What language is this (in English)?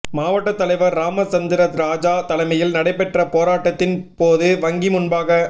Tamil